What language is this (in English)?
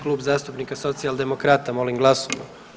Croatian